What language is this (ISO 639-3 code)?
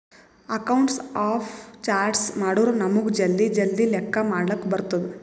kan